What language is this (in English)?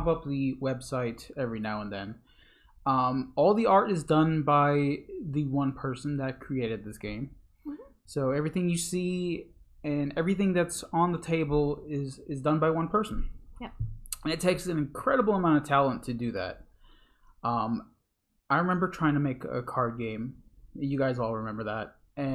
English